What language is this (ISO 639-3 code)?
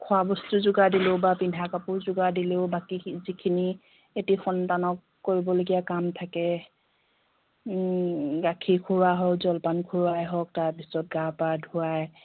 asm